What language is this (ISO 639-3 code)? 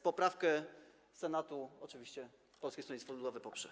pol